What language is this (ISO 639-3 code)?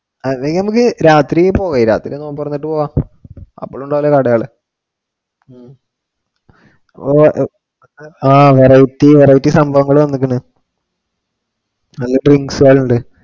mal